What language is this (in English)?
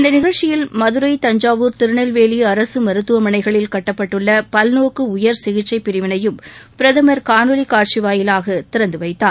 Tamil